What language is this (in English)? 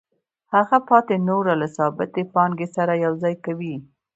Pashto